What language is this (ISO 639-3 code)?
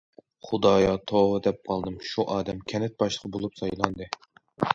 uig